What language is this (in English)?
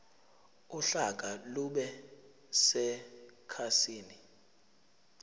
Zulu